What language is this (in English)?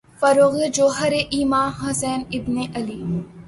Urdu